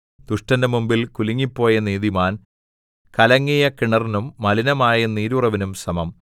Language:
Malayalam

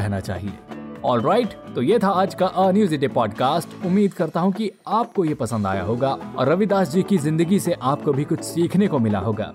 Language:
Hindi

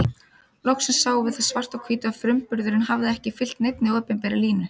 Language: Icelandic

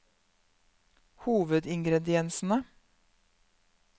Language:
Norwegian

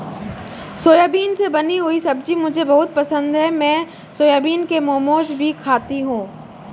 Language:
Hindi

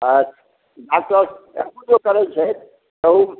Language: Maithili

